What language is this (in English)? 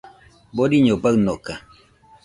Nüpode Huitoto